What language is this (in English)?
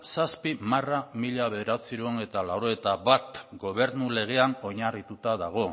Basque